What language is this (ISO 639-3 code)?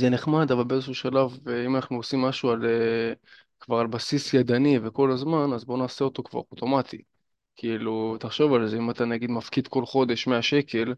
heb